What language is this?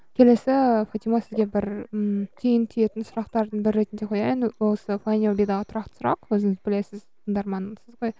Kazakh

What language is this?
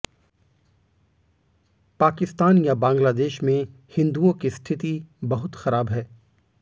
Hindi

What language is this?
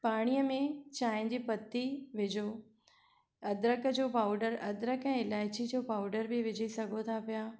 Sindhi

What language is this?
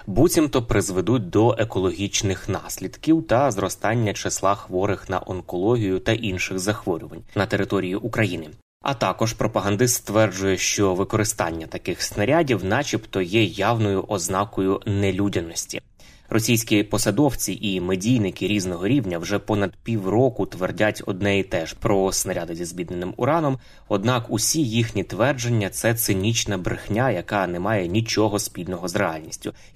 Ukrainian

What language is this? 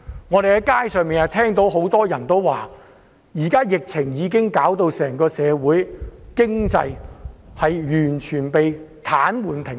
Cantonese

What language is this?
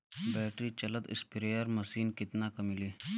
Bhojpuri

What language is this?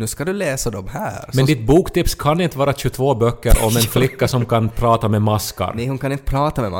Swedish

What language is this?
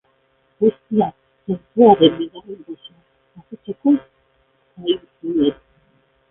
Basque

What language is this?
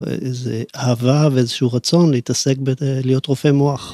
Hebrew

